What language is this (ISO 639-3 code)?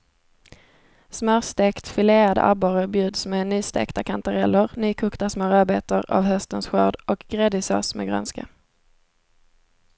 swe